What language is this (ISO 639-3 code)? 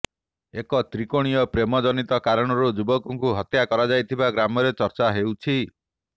ori